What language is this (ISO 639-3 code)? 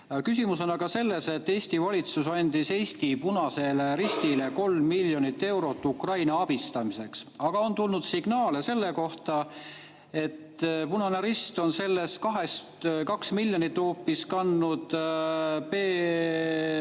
est